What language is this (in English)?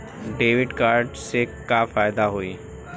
Bhojpuri